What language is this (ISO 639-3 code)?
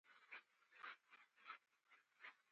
pus